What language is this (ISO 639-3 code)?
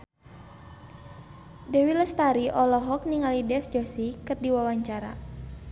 sun